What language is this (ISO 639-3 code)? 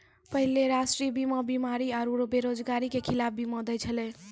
mai